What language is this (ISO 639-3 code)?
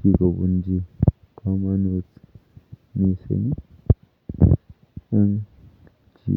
kln